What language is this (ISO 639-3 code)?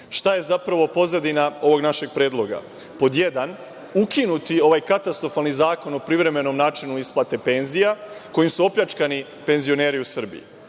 srp